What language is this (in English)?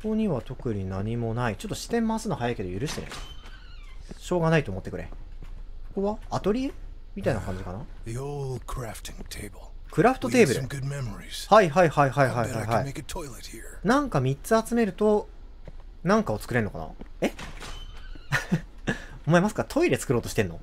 Japanese